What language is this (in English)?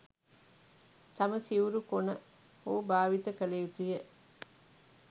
Sinhala